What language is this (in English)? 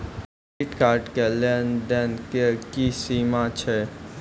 Maithili